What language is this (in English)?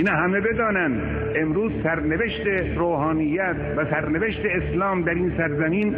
Persian